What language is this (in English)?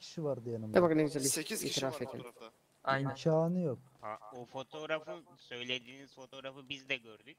Turkish